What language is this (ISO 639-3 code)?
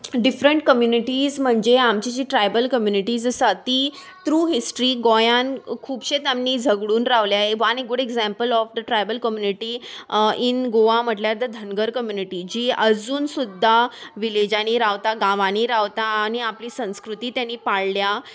kok